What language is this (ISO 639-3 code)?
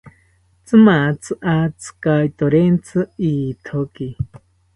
cpy